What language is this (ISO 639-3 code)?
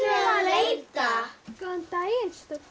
isl